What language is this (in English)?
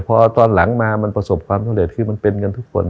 Thai